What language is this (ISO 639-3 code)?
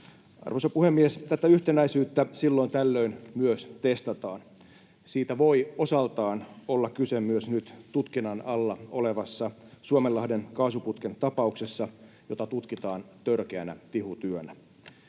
fin